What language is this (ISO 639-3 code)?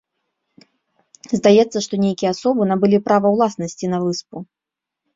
bel